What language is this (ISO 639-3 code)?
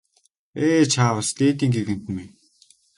mon